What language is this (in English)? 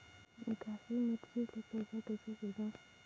Chhattisgarhi